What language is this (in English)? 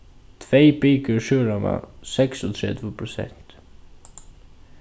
Faroese